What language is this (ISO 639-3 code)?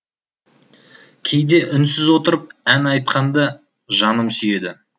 kaz